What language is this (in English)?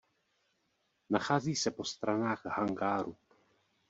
Czech